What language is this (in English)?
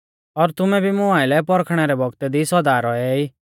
Mahasu Pahari